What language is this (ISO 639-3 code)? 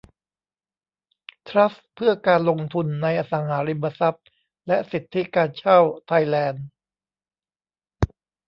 tha